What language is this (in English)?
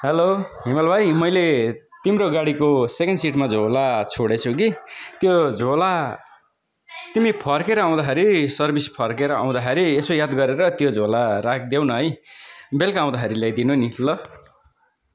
Nepali